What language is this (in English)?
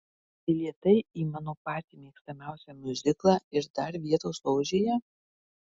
Lithuanian